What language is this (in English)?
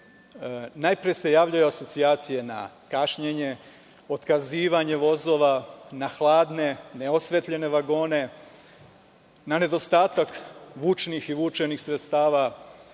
Serbian